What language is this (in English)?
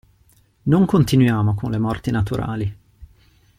Italian